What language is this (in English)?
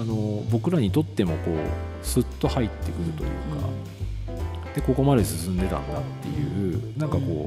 Japanese